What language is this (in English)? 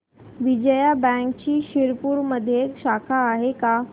Marathi